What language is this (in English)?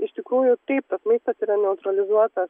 Lithuanian